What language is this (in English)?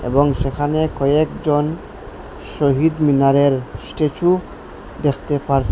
Bangla